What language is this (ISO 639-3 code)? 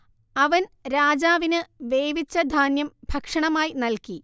mal